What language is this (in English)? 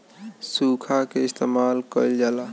Bhojpuri